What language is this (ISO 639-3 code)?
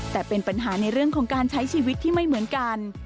tha